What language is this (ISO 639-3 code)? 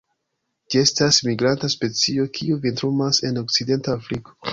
epo